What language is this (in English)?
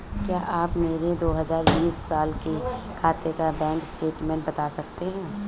Hindi